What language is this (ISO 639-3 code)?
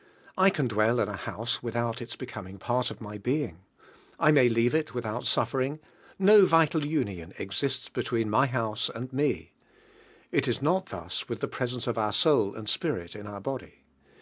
eng